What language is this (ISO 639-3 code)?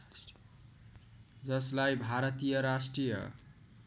nep